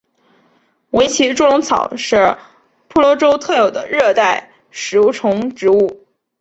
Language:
Chinese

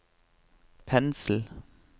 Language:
Norwegian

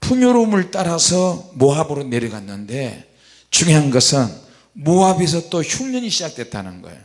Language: Korean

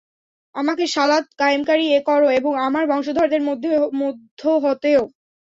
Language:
Bangla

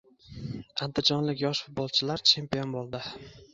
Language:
Uzbek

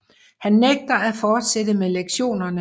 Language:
Danish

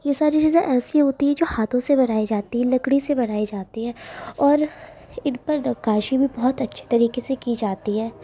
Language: Urdu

